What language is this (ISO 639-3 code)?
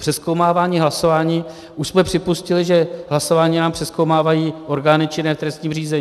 ces